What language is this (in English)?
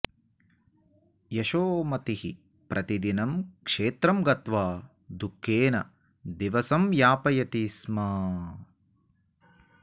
Sanskrit